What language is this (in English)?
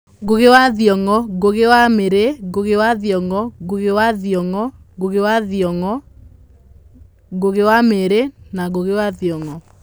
Kikuyu